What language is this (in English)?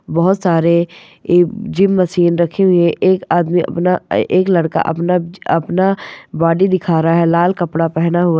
Marwari